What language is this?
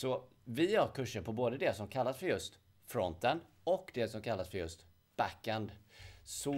Swedish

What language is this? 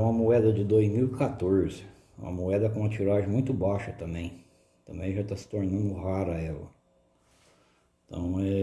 Portuguese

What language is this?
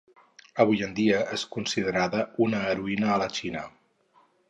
Catalan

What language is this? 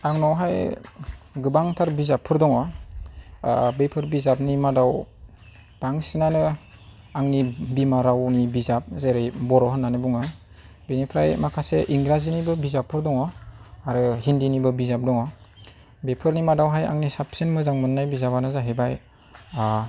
Bodo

